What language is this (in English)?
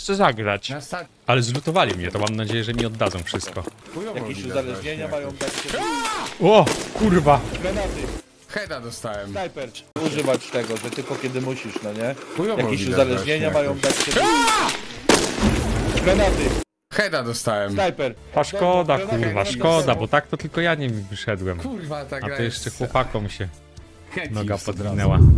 Polish